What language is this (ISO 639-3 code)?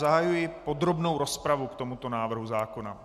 ces